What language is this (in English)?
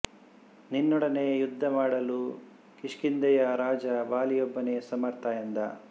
Kannada